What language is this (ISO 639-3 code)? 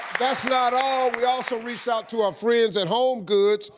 eng